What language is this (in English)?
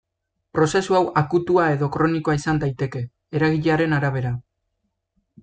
Basque